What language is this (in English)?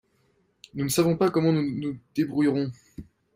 French